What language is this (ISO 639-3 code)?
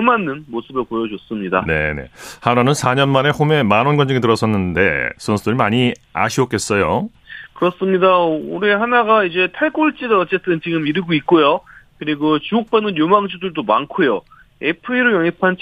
kor